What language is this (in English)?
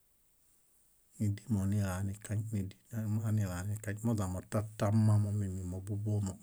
Bayot